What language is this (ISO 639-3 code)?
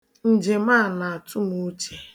ibo